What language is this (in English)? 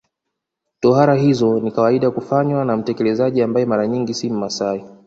Swahili